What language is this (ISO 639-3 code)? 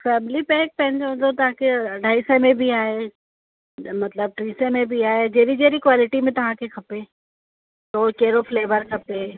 snd